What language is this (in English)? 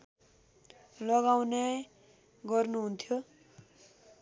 Nepali